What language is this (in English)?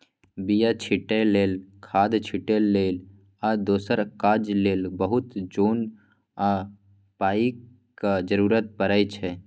Maithili